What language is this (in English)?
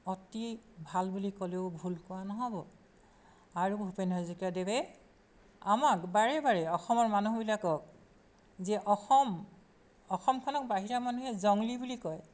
Assamese